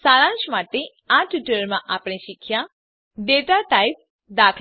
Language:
Gujarati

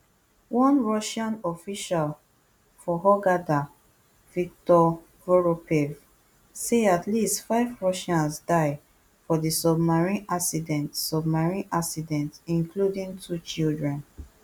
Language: Nigerian Pidgin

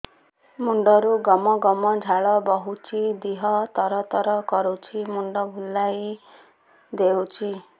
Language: Odia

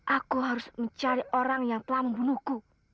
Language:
Indonesian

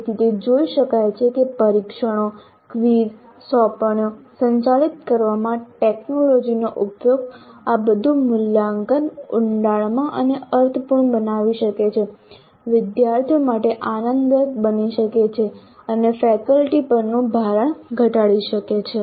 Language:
Gujarati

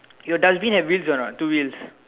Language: English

